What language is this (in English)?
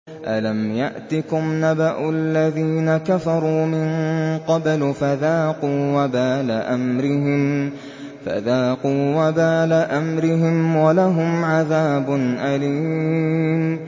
Arabic